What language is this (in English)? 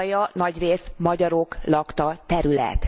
Hungarian